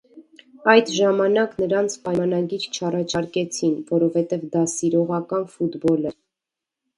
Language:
Armenian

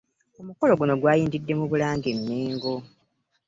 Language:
Ganda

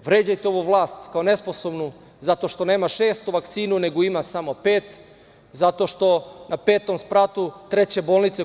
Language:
Serbian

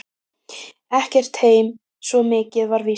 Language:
Icelandic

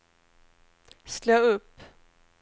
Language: Swedish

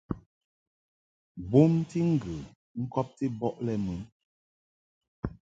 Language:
Mungaka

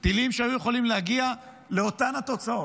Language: Hebrew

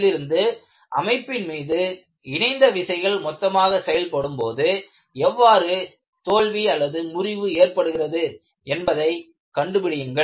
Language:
Tamil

